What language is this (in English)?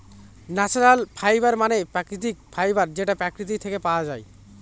Bangla